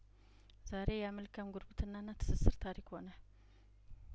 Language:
Amharic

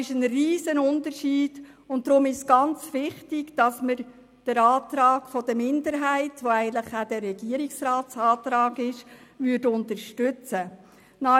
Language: Swiss German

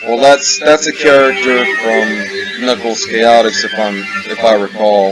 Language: English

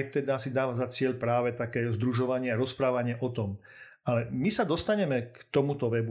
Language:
Slovak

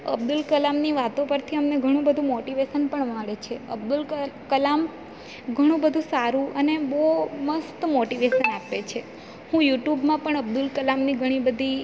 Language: Gujarati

